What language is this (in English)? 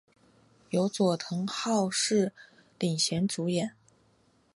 Chinese